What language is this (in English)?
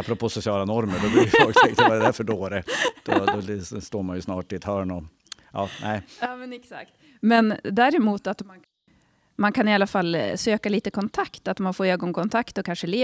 Swedish